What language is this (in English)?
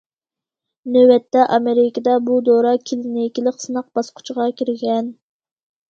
Uyghur